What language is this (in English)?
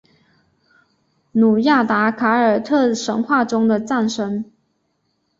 Chinese